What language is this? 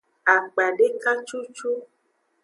Aja (Benin)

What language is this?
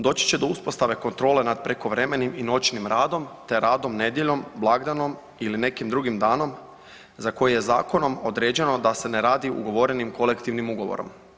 Croatian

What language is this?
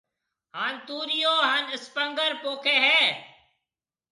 Marwari (Pakistan)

